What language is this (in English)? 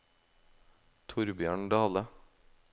Norwegian